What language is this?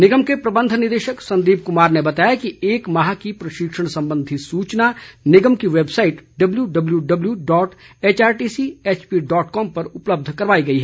Hindi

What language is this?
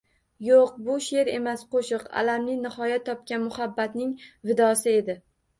Uzbek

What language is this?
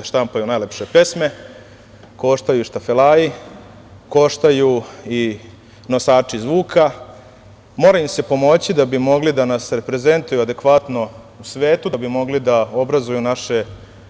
Serbian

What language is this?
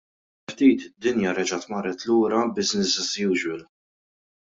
Maltese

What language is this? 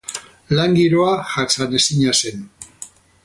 Basque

